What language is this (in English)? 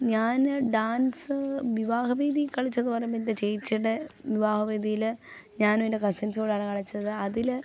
Malayalam